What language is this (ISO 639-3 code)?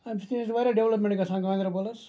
kas